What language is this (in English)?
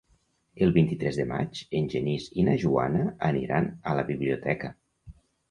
Catalan